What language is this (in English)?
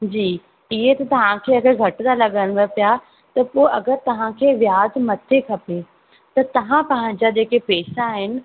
Sindhi